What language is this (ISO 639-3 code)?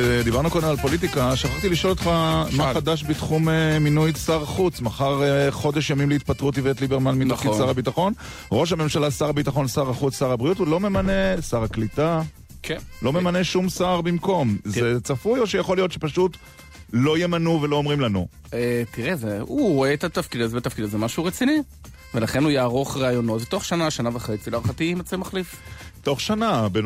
heb